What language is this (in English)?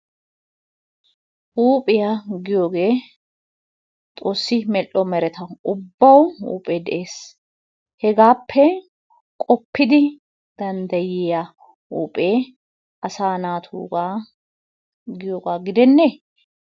Wolaytta